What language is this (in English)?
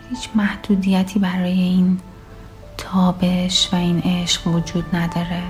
Persian